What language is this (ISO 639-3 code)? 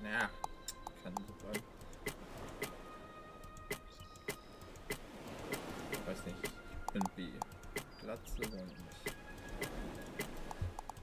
deu